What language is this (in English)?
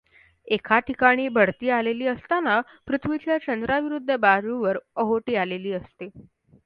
Marathi